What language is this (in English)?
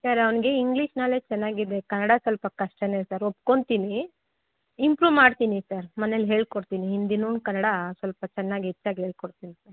Kannada